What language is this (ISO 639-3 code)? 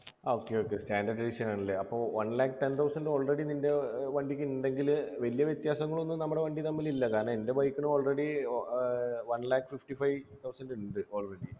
mal